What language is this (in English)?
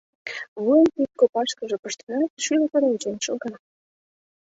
Mari